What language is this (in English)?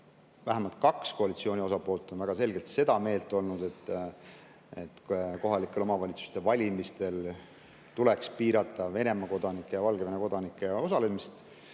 Estonian